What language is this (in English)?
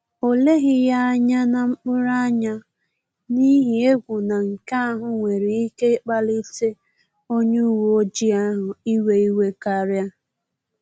Igbo